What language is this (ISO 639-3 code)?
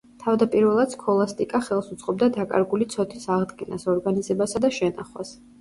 kat